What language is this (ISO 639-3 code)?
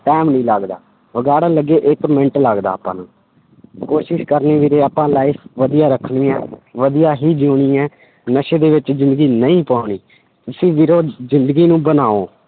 pan